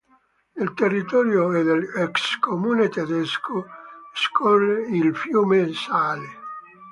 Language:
Italian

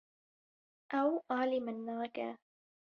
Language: Kurdish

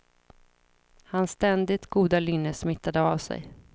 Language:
Swedish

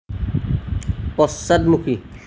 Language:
Assamese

